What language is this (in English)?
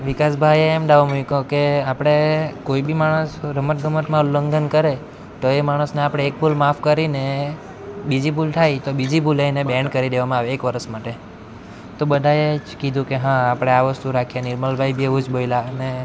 Gujarati